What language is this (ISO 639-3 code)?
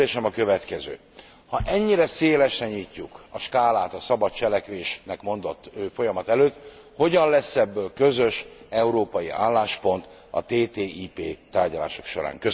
hun